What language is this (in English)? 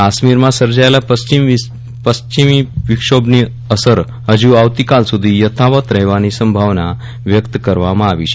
Gujarati